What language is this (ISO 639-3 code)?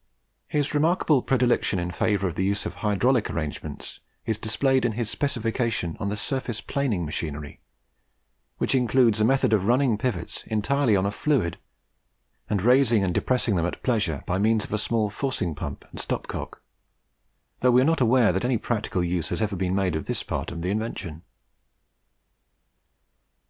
eng